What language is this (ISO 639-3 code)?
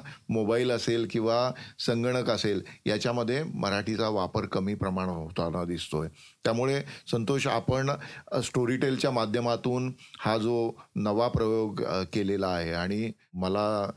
mar